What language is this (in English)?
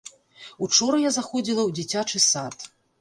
Belarusian